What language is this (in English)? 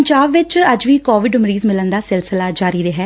Punjabi